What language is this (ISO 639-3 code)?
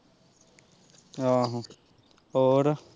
pan